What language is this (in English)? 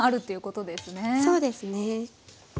Japanese